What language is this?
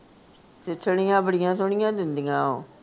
Punjabi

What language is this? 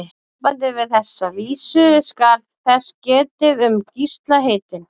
Icelandic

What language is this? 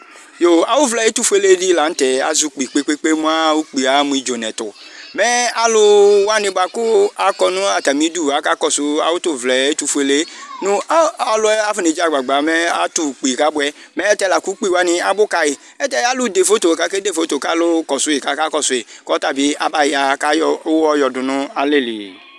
Ikposo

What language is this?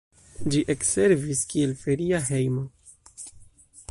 Esperanto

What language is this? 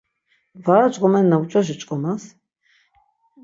Laz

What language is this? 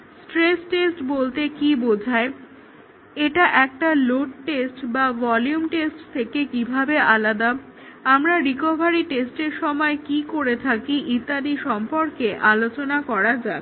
Bangla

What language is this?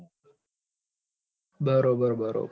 Gujarati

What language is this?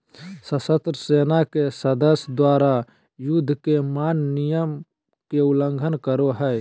Magahi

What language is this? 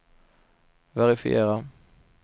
Swedish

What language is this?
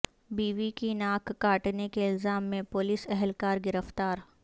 Urdu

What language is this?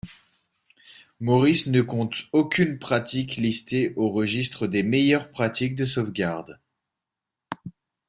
French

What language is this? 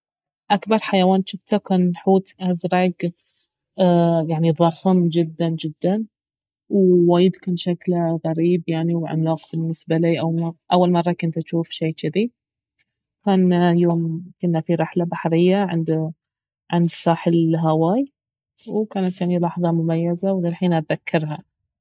Baharna Arabic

